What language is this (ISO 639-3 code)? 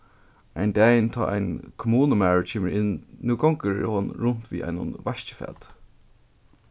fao